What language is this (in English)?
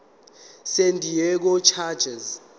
Zulu